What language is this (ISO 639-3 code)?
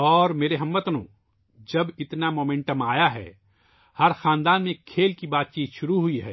urd